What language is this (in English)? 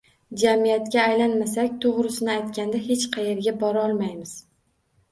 Uzbek